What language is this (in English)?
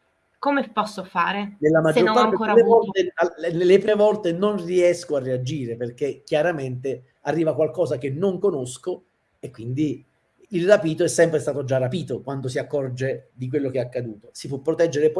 Italian